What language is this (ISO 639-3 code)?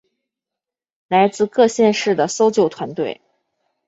zho